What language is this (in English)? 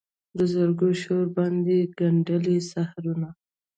Pashto